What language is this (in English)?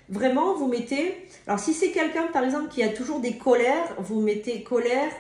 French